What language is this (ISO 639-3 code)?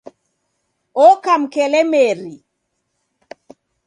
dav